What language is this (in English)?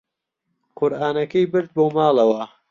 Central Kurdish